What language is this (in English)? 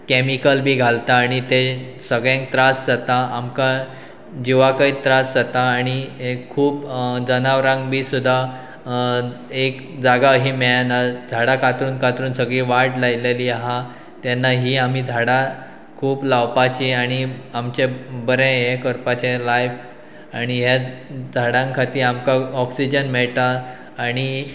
Konkani